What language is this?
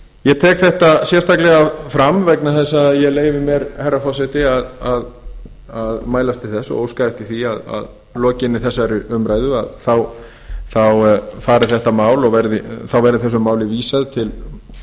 Icelandic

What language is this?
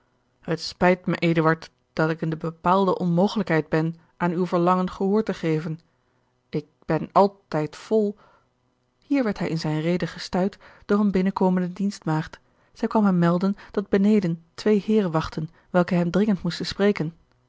Dutch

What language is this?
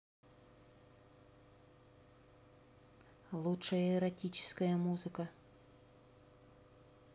Russian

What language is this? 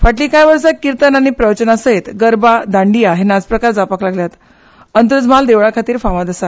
Konkani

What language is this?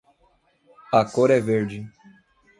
Portuguese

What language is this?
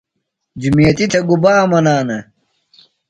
Phalura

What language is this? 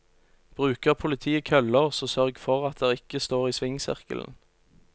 Norwegian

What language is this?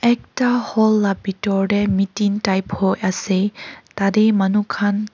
Naga Pidgin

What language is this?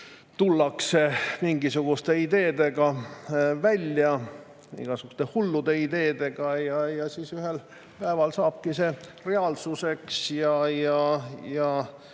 Estonian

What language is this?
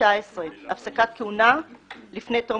Hebrew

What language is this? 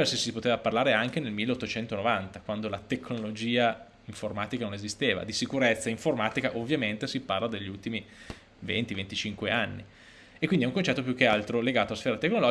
Italian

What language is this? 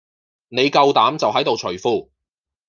Cantonese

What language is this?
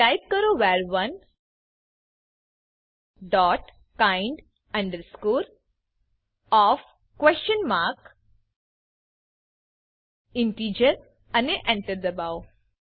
Gujarati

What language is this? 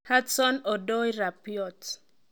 Kalenjin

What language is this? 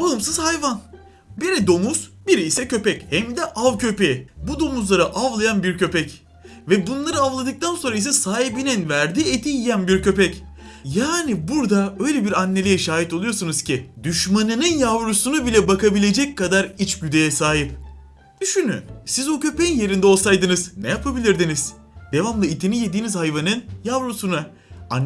Turkish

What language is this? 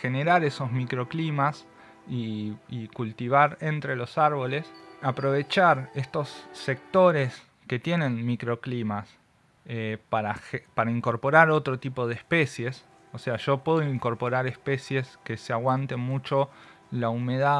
Spanish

